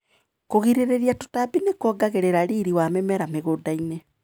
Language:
Kikuyu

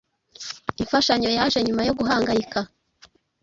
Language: Kinyarwanda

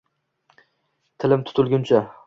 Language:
Uzbek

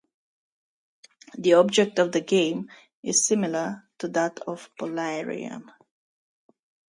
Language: English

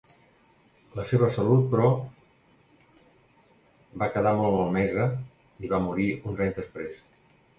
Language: Catalan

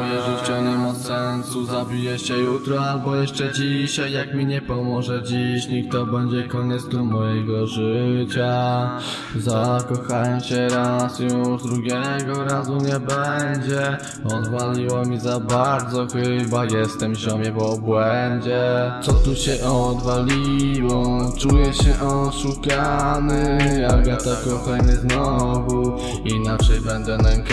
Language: Polish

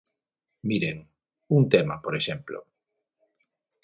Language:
Galician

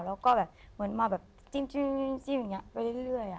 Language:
Thai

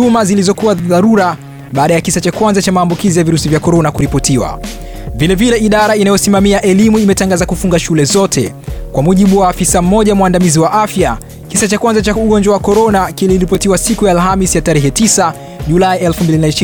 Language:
Swahili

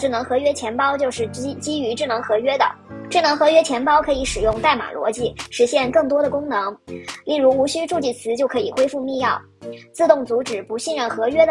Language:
Chinese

